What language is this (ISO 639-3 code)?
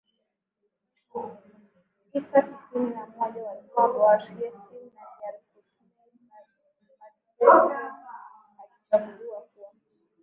swa